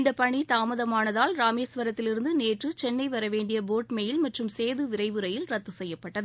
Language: Tamil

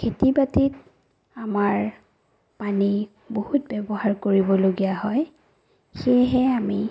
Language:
Assamese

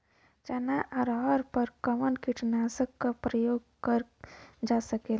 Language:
Bhojpuri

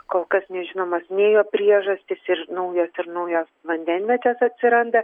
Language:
Lithuanian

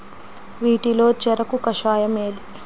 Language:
Telugu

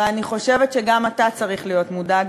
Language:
Hebrew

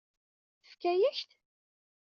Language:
Kabyle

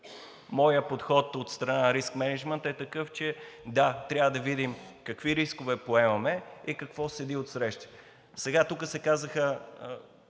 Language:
Bulgarian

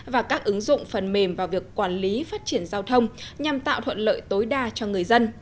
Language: Vietnamese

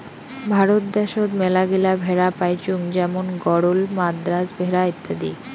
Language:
Bangla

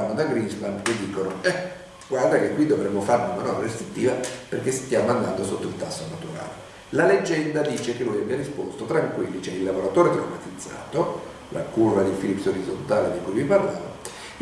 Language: Italian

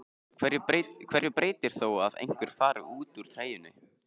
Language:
Icelandic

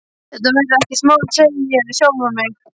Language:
Icelandic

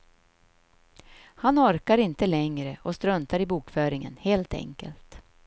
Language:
Swedish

